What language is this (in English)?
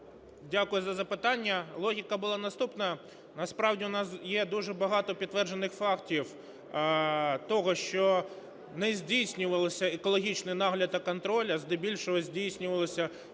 Ukrainian